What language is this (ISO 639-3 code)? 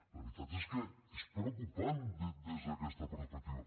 cat